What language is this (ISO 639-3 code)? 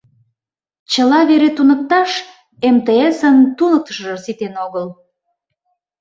chm